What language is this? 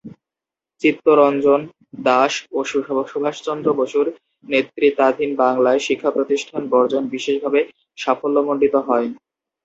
Bangla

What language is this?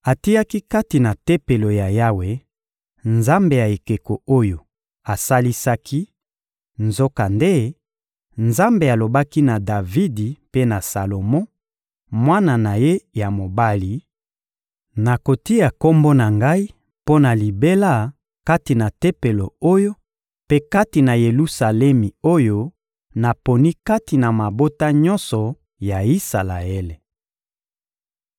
Lingala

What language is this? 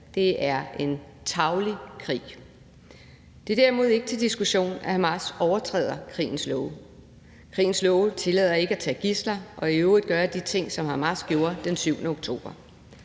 Danish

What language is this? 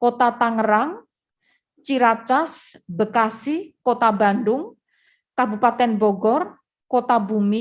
Indonesian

